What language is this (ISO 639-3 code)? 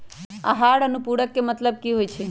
mag